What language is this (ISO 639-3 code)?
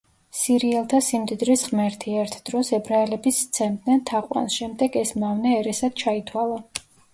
kat